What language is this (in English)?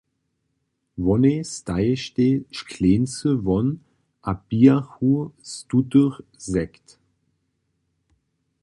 Upper Sorbian